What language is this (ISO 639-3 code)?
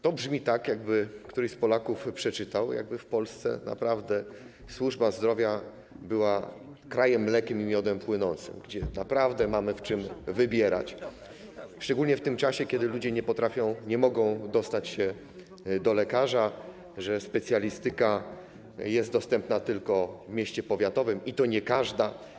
pol